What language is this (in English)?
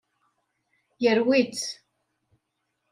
Kabyle